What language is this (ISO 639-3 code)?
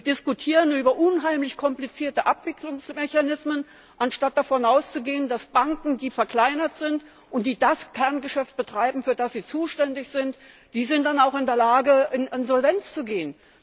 deu